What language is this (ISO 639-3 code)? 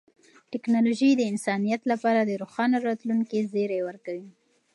pus